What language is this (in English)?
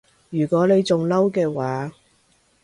Cantonese